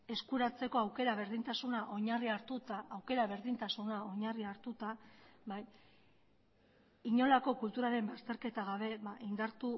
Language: Basque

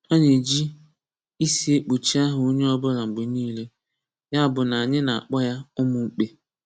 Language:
Igbo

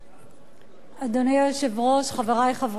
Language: Hebrew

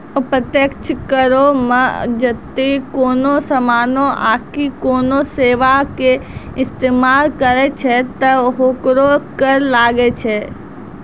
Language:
Maithili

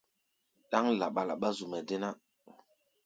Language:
Gbaya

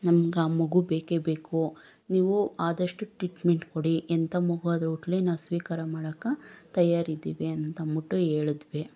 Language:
Kannada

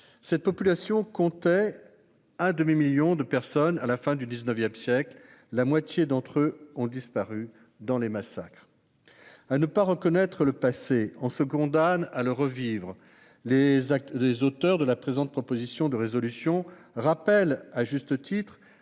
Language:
French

